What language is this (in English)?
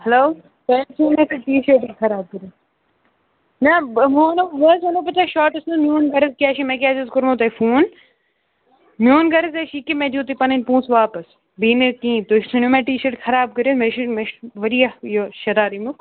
Kashmiri